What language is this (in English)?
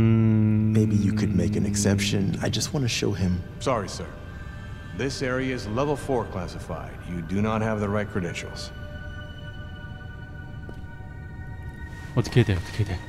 Korean